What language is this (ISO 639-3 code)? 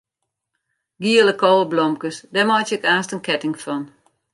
fry